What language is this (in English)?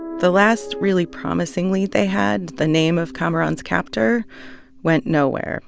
English